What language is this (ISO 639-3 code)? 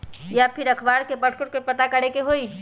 mag